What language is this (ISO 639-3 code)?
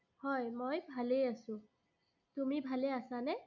asm